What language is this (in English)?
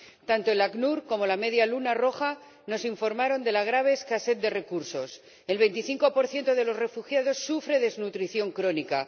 Spanish